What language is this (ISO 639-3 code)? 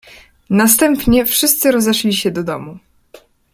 pol